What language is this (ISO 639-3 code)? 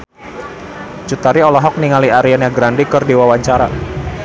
sun